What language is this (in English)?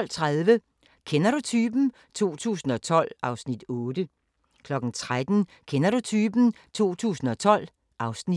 Danish